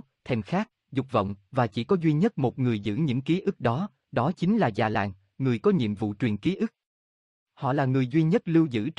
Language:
Vietnamese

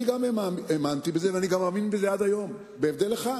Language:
Hebrew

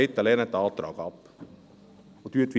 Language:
Swiss German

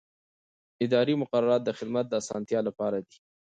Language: Pashto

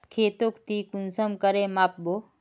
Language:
Magahi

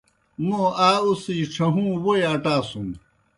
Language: Kohistani Shina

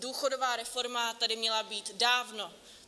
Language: Czech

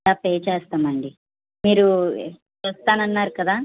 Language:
Telugu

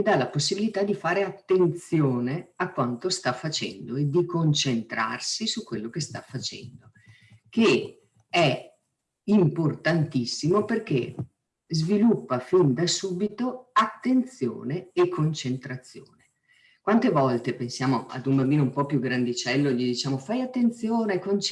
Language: Italian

